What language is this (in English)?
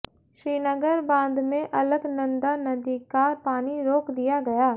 Hindi